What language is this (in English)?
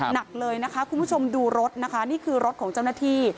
Thai